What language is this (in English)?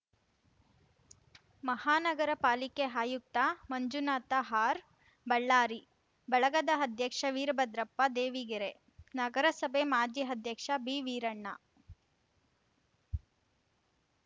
Kannada